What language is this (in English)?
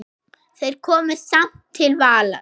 Icelandic